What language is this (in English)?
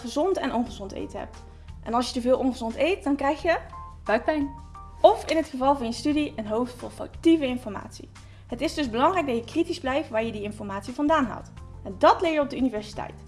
Dutch